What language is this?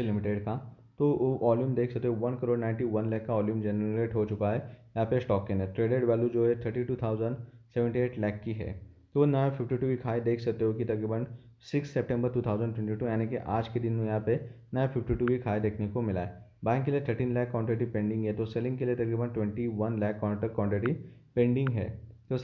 Hindi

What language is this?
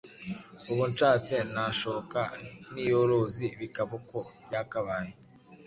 Kinyarwanda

